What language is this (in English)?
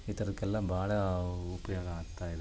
Kannada